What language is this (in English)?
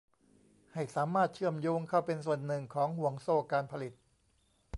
Thai